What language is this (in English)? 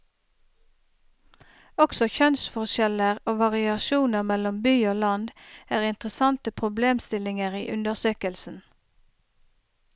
Norwegian